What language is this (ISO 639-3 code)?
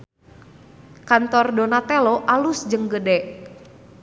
sun